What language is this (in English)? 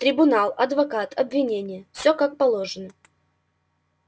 Russian